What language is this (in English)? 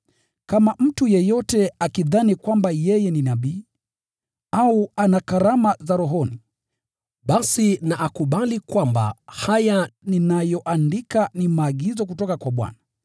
Swahili